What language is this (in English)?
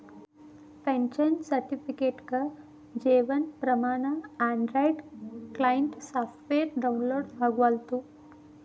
Kannada